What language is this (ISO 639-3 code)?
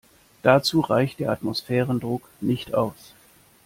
deu